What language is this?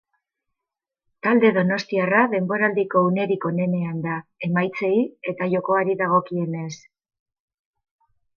Basque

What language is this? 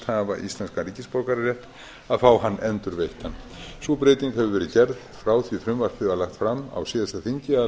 Icelandic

